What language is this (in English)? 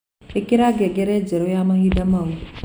Kikuyu